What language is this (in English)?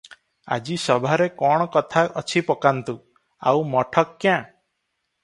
Odia